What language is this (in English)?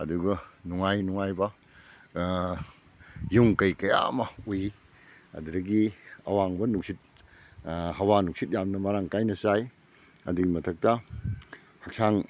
Manipuri